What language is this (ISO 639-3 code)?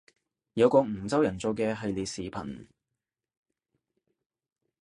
yue